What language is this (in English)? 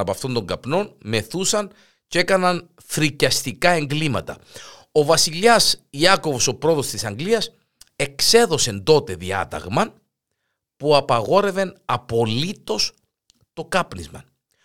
Greek